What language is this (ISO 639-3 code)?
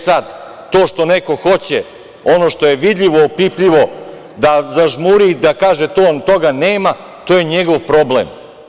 srp